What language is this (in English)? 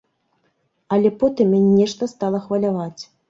Belarusian